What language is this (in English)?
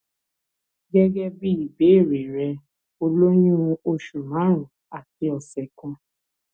Yoruba